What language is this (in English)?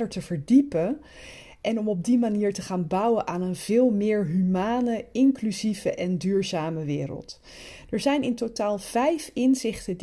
Dutch